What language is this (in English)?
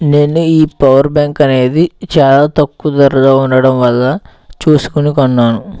Telugu